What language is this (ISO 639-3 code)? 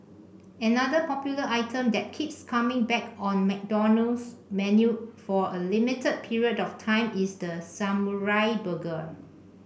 eng